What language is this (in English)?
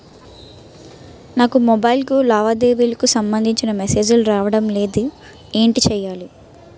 Telugu